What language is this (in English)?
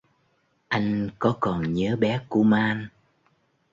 Vietnamese